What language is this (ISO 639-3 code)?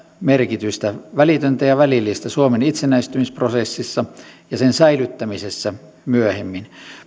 fin